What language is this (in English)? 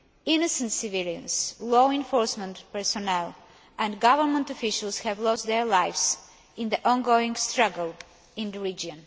English